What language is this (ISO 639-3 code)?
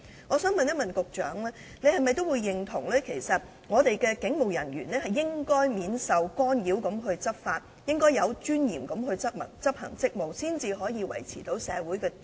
yue